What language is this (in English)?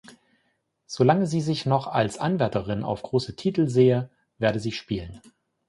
German